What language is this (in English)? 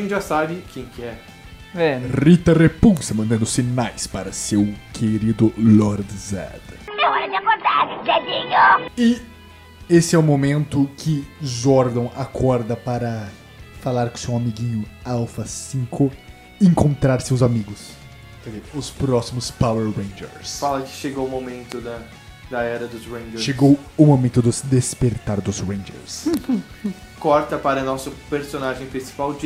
Portuguese